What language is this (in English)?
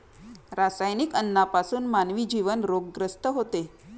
Marathi